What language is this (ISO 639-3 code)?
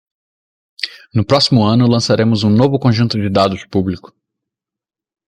por